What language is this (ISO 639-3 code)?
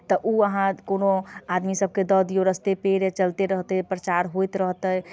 mai